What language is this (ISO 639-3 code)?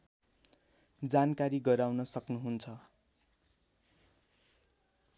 nep